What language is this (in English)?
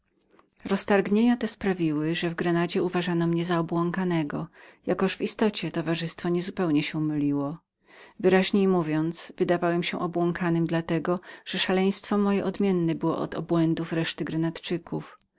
Polish